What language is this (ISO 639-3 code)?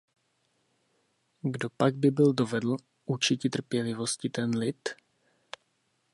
ces